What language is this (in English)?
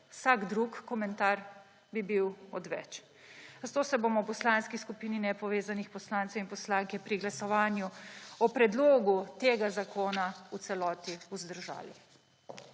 Slovenian